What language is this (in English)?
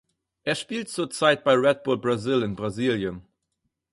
German